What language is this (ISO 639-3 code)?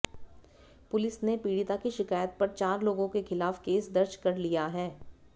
hin